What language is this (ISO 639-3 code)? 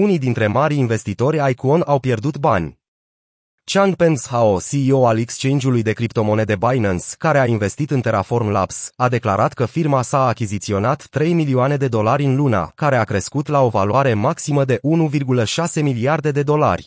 ron